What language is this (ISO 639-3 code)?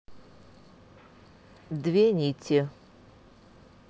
rus